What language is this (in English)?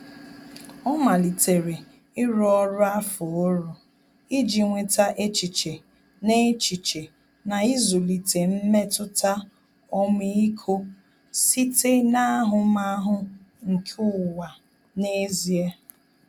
Igbo